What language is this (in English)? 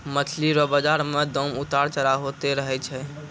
Maithili